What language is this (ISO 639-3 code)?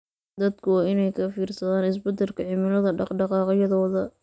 som